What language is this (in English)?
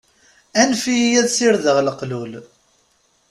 Kabyle